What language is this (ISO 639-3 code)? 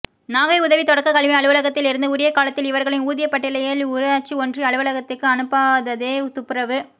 tam